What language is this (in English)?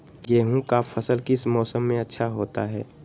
Magahi